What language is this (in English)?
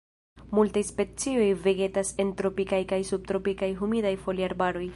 Esperanto